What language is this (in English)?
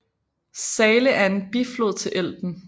Danish